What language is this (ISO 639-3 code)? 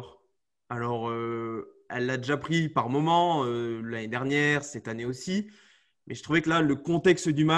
fra